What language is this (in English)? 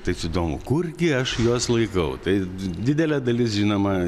Lithuanian